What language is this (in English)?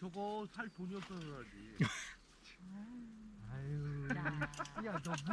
Korean